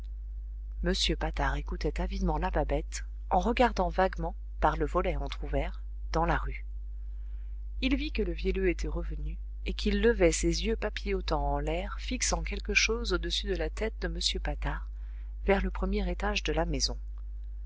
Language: French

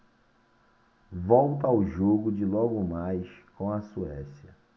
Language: Portuguese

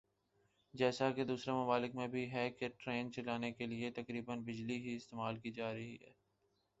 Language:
Urdu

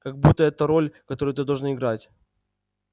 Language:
Russian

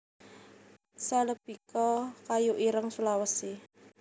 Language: Javanese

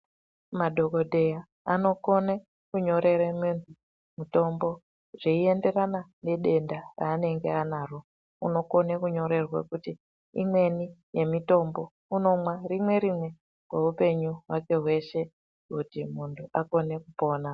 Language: Ndau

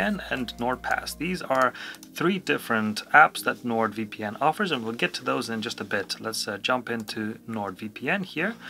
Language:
English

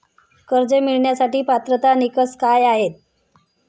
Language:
Marathi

